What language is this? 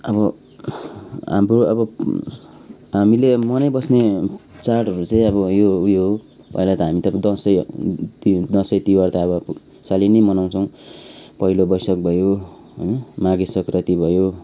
Nepali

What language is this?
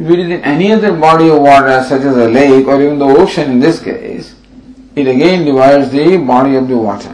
English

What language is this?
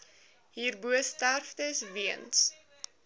Afrikaans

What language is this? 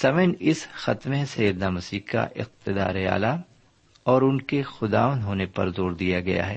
Urdu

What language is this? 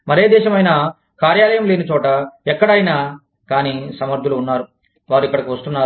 Telugu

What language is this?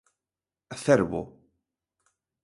Galician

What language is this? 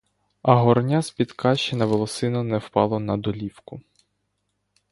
Ukrainian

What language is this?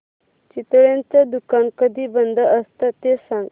Marathi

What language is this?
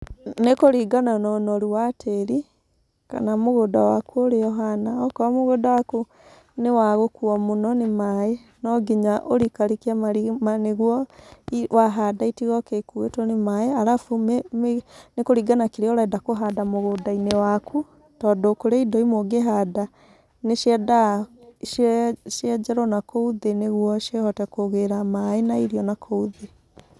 Kikuyu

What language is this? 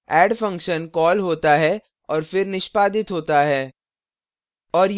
Hindi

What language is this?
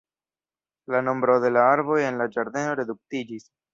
Esperanto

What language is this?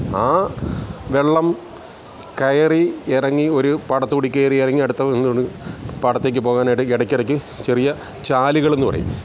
Malayalam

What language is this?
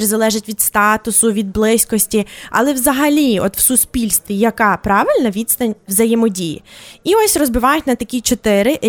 Ukrainian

